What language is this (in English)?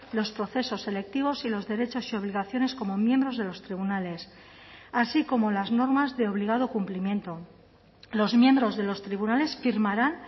Spanish